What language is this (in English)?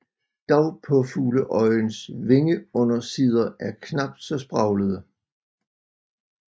Danish